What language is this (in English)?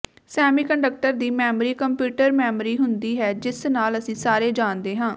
Punjabi